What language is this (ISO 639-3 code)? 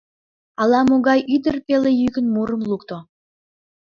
chm